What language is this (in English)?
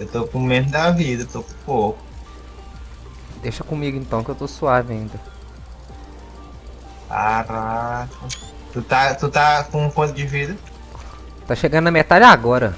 Portuguese